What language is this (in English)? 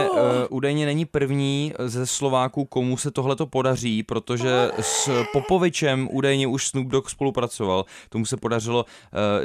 Czech